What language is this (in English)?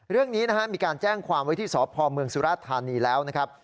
Thai